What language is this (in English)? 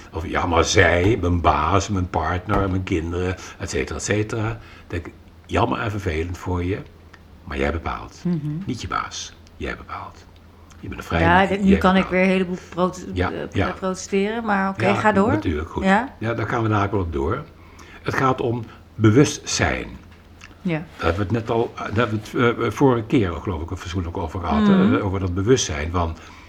Dutch